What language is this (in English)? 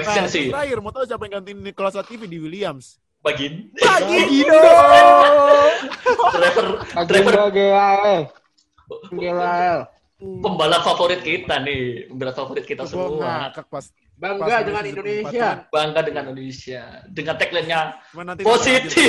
Indonesian